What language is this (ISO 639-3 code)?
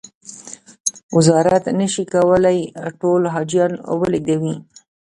pus